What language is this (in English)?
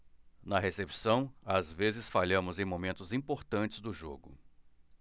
Portuguese